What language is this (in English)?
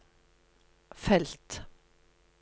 Norwegian